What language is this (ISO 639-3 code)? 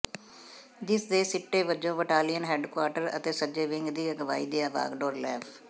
pan